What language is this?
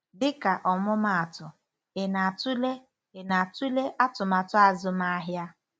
Igbo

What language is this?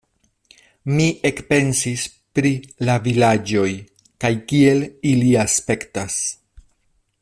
Esperanto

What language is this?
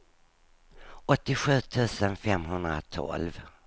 Swedish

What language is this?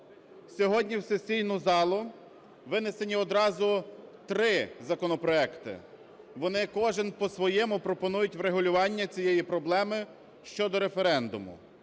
Ukrainian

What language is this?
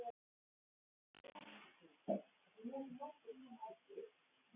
Icelandic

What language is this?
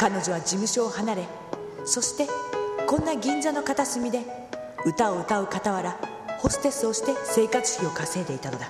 Japanese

